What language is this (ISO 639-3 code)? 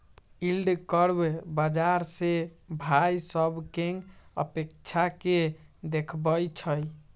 mag